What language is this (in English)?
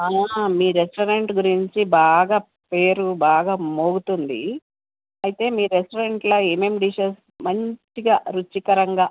Telugu